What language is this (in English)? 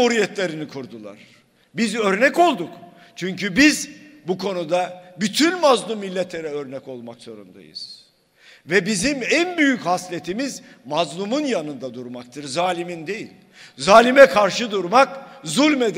Turkish